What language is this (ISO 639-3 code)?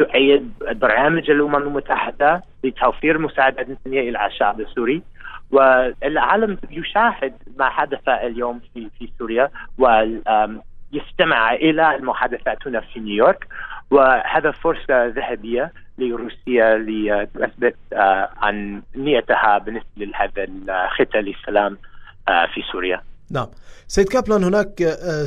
ara